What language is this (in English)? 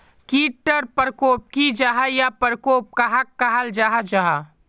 Magahi